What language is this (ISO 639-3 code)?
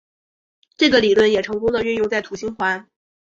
zho